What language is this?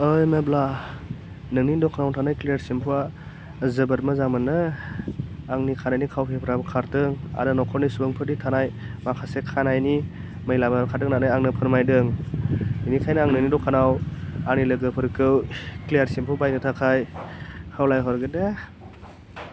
Bodo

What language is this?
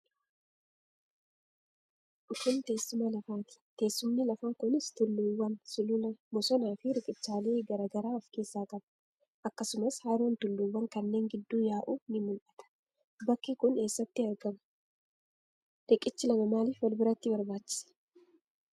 Oromo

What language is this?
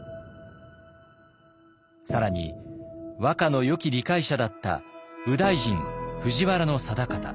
Japanese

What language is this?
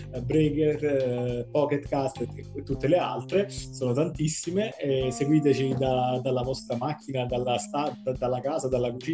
Italian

